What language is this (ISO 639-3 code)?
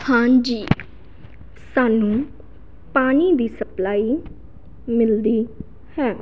pan